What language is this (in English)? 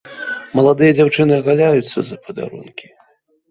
Belarusian